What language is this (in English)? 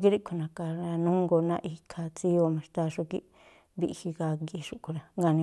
Tlacoapa Me'phaa